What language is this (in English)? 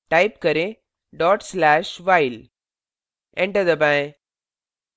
Hindi